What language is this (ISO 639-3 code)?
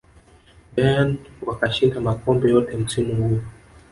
swa